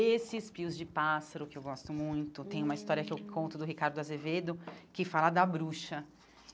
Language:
Portuguese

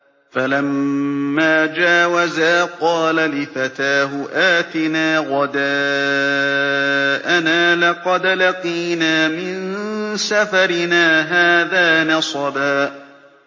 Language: Arabic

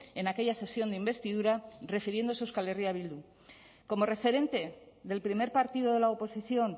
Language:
Spanish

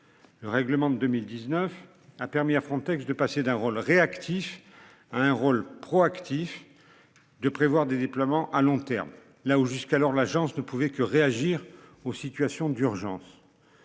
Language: French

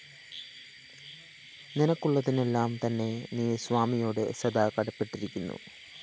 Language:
Malayalam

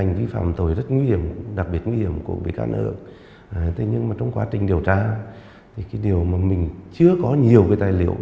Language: Vietnamese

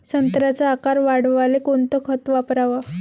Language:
Marathi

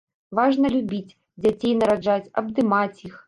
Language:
Belarusian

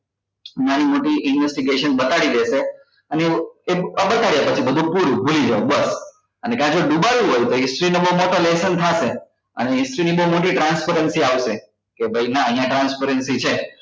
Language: Gujarati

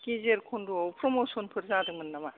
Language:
Bodo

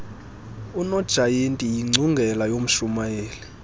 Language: Xhosa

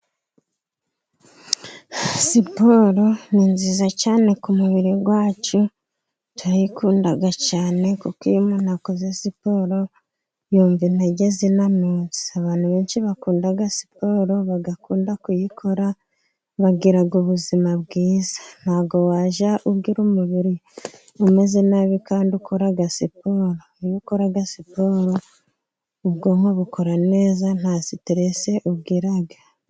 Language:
Kinyarwanda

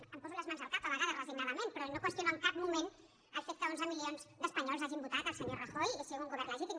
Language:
Catalan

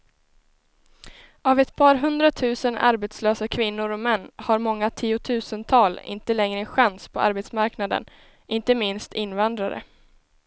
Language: Swedish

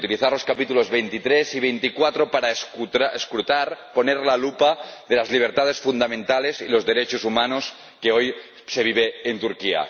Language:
Spanish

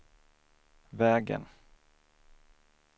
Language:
Swedish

